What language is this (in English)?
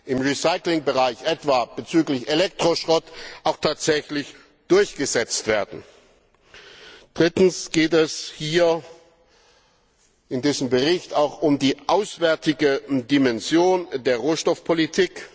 German